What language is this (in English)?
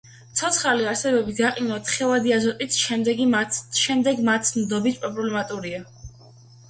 Georgian